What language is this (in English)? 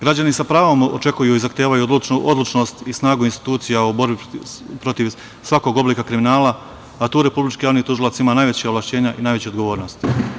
Serbian